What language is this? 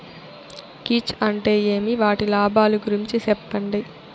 Telugu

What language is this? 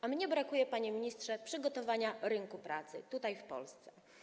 Polish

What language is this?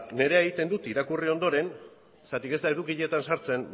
Basque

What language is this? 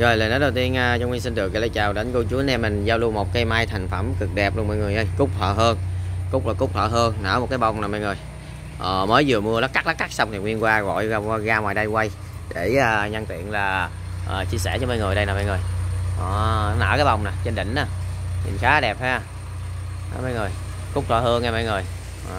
Vietnamese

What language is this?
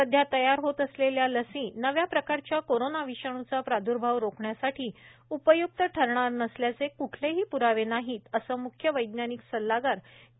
Marathi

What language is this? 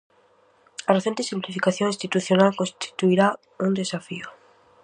Galician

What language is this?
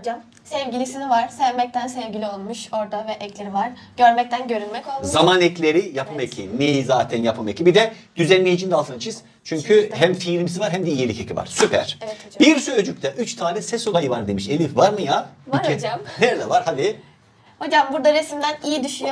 Turkish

